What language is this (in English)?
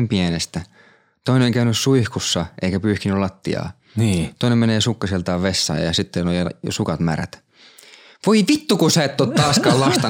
Finnish